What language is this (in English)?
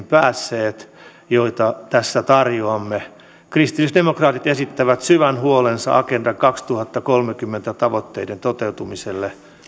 Finnish